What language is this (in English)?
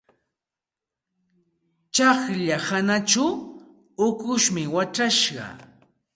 Santa Ana de Tusi Pasco Quechua